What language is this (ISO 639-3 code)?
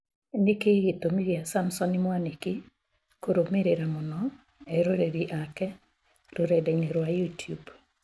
kik